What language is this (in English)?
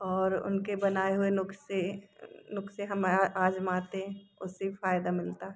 Hindi